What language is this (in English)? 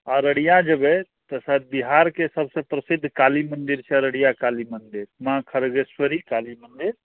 Maithili